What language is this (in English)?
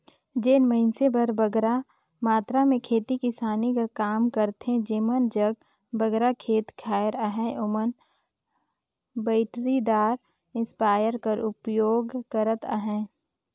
Chhattisgarhi